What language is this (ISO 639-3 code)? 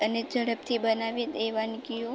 guj